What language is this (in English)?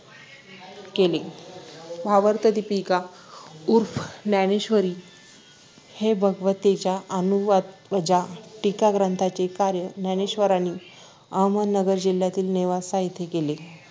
Marathi